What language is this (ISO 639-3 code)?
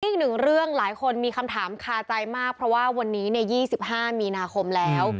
tha